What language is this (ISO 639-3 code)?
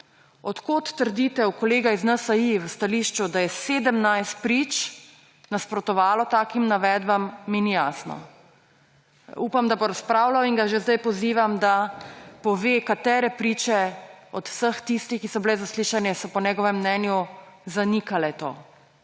slv